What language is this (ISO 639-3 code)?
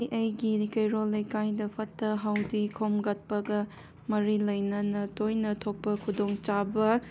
mni